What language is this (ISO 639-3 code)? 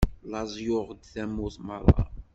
kab